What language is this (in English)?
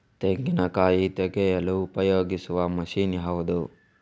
Kannada